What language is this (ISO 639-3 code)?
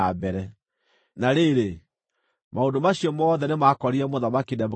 kik